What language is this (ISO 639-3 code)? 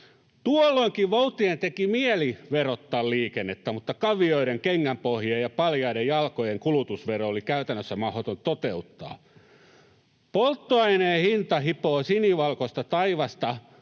fin